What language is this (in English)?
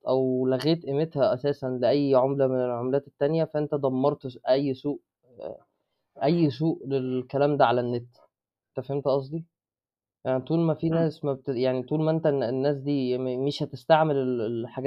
Arabic